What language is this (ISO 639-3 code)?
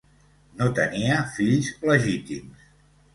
cat